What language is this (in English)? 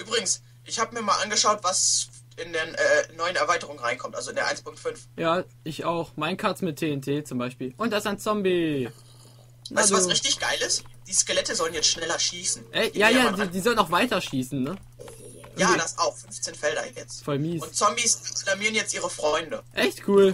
German